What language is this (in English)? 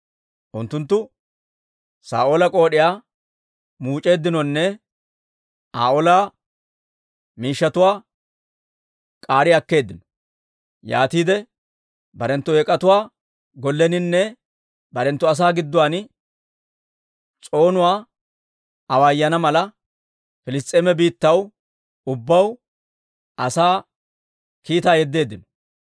Dawro